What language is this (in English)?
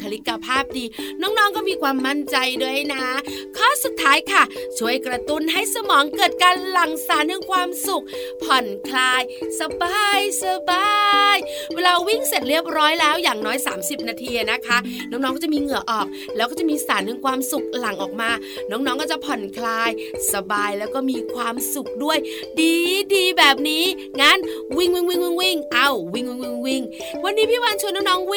Thai